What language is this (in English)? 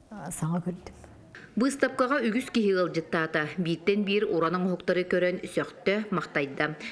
Turkish